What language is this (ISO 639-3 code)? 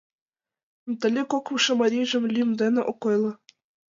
chm